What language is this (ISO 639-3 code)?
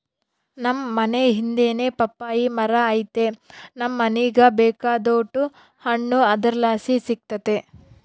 kan